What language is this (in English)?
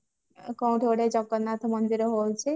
Odia